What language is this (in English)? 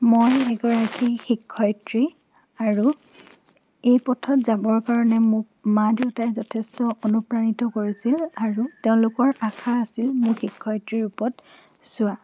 Assamese